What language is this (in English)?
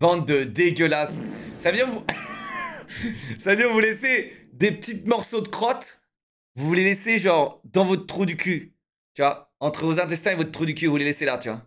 French